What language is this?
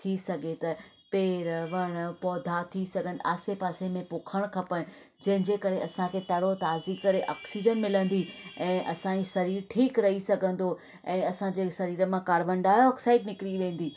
Sindhi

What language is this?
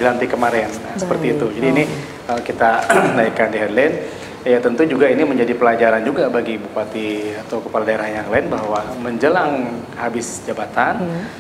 Indonesian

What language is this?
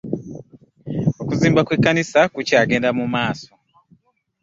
Ganda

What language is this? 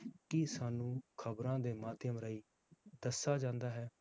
Punjabi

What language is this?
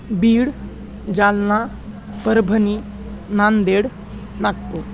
Sanskrit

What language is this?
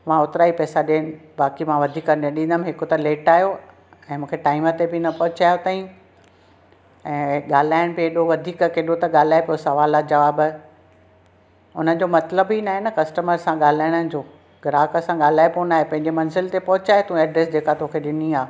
Sindhi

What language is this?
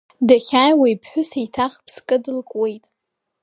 Abkhazian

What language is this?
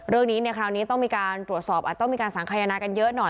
Thai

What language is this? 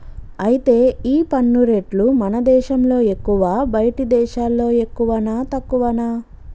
Telugu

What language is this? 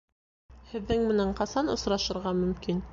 Bashkir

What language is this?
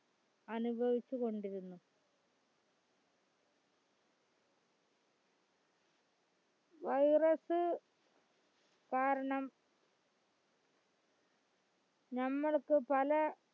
Malayalam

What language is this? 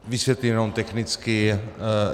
Czech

